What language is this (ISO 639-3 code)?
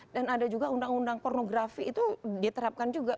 ind